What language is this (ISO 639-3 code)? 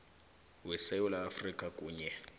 nbl